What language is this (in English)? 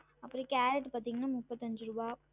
Tamil